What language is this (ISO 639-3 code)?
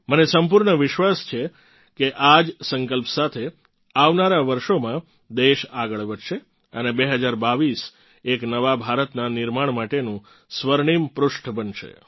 guj